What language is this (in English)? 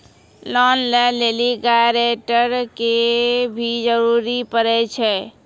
Maithili